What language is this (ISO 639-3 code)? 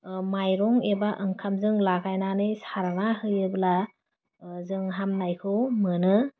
brx